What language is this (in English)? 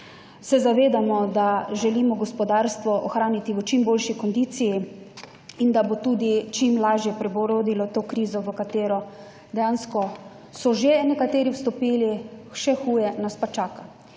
Slovenian